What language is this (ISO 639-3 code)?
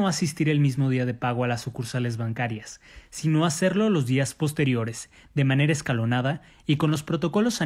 spa